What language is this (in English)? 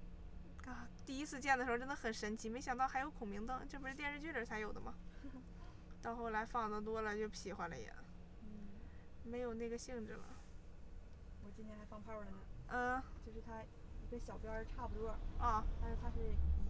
Chinese